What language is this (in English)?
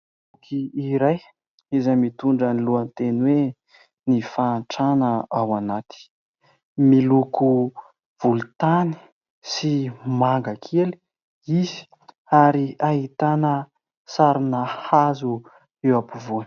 Malagasy